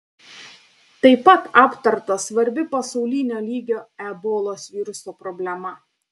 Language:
Lithuanian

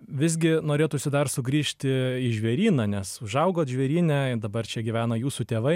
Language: Lithuanian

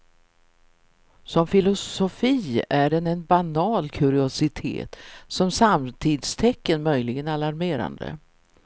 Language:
Swedish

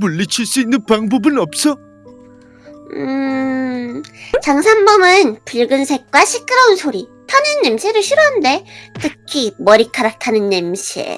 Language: Korean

